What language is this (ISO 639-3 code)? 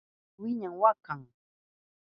qup